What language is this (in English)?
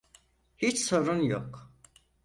Turkish